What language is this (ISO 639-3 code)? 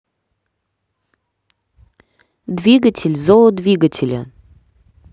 rus